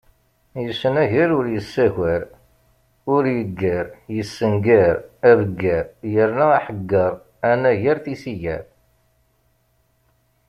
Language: Kabyle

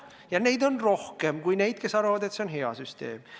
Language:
Estonian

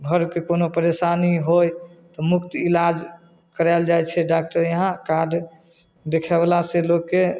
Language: Maithili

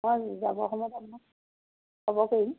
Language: Assamese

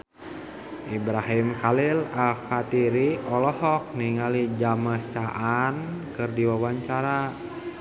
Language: Sundanese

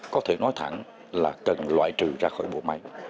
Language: Vietnamese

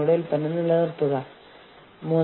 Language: Malayalam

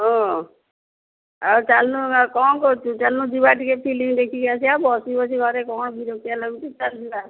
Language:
Odia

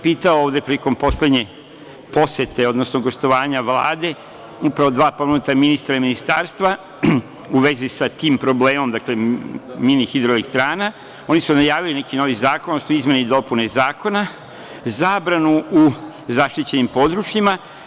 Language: Serbian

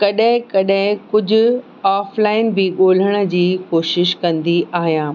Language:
Sindhi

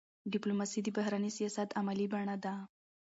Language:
Pashto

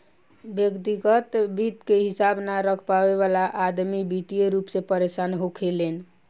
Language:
Bhojpuri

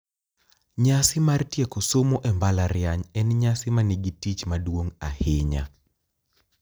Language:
Luo (Kenya and Tanzania)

